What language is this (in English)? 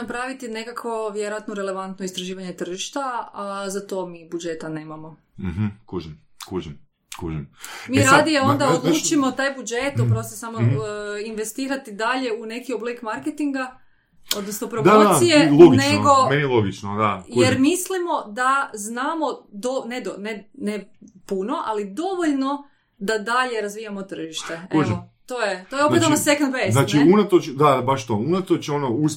Croatian